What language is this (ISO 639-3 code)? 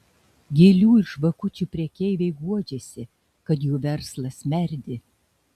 lit